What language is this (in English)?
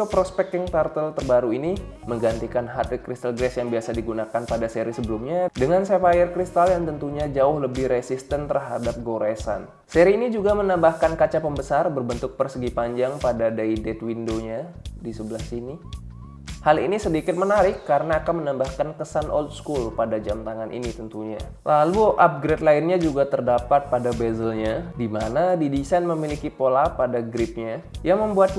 Indonesian